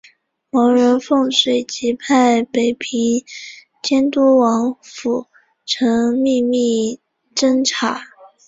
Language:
Chinese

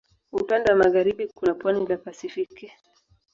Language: Swahili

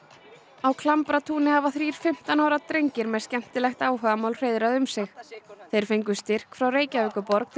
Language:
Icelandic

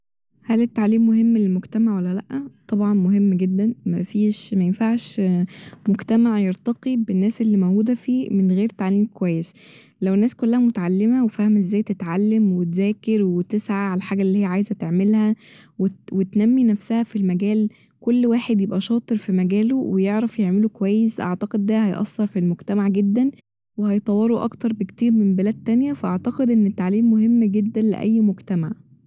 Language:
Egyptian Arabic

